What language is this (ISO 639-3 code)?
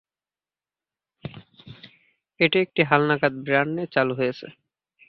ben